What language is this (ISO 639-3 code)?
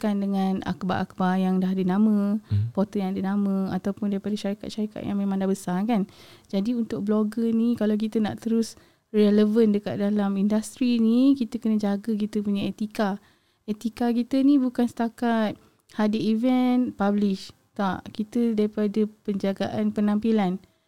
msa